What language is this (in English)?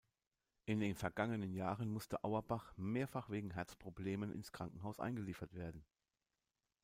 German